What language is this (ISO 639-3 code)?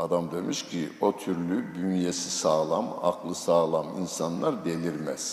tur